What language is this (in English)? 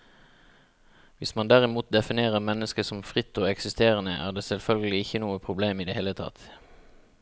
Norwegian